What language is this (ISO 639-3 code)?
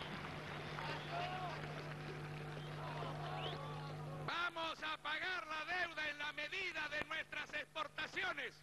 spa